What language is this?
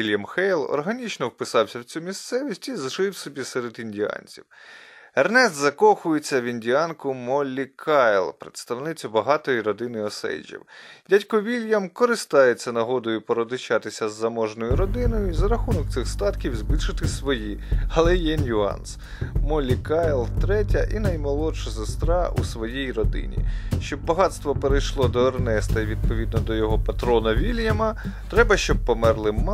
Ukrainian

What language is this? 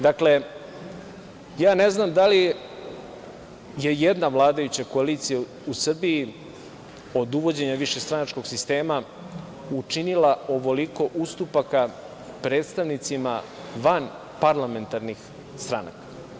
Serbian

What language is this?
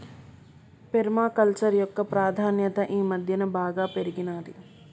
Telugu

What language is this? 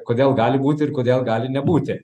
Lithuanian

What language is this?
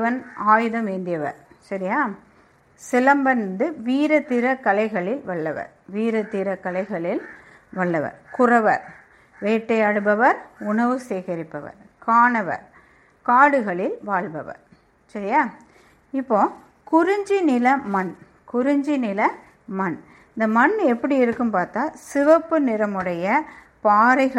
Tamil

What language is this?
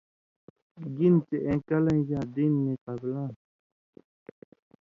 Indus Kohistani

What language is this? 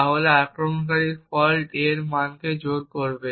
Bangla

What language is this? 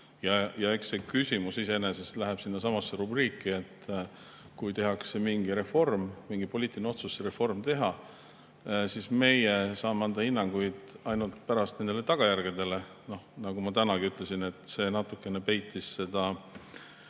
Estonian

